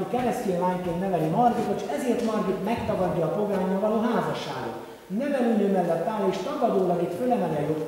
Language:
Hungarian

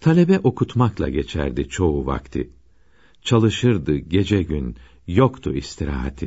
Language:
Turkish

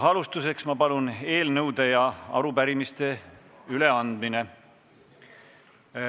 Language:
Estonian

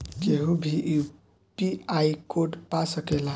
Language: Bhojpuri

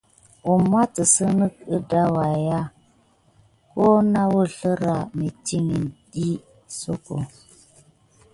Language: Gidar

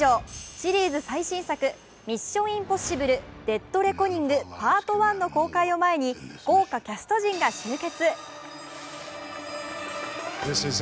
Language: Japanese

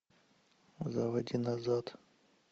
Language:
Russian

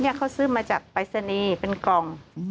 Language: Thai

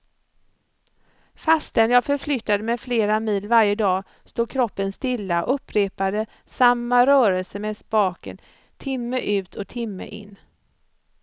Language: Swedish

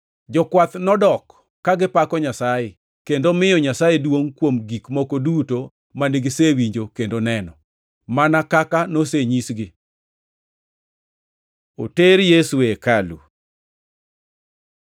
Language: Luo (Kenya and Tanzania)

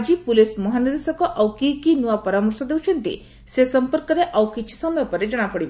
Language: Odia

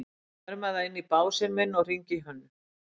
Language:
Icelandic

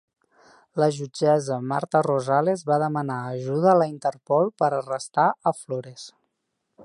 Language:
Catalan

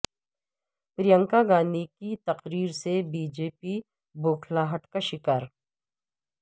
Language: Urdu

